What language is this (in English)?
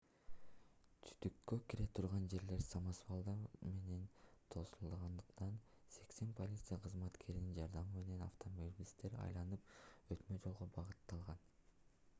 Kyrgyz